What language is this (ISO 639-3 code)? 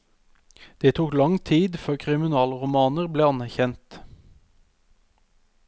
nor